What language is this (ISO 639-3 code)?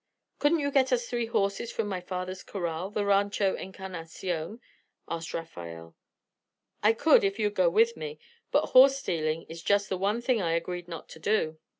eng